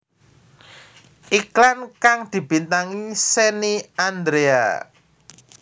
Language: Javanese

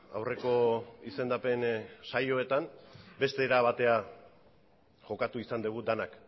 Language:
Basque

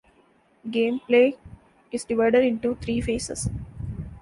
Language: English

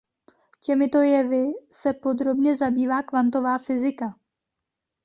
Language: Czech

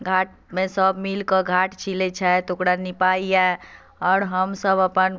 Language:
Maithili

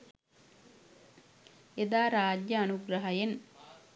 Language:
Sinhala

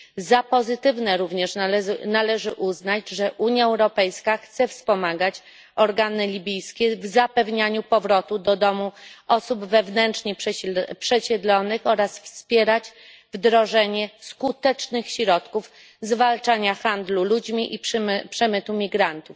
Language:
Polish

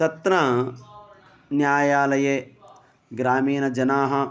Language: Sanskrit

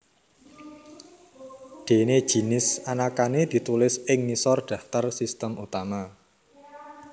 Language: Javanese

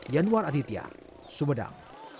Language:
Indonesian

